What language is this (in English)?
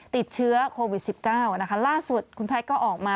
Thai